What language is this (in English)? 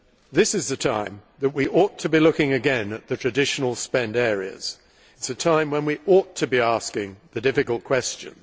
English